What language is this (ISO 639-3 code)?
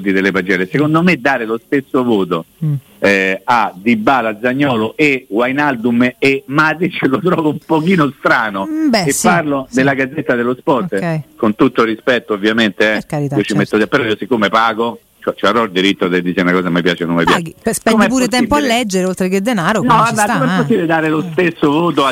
ita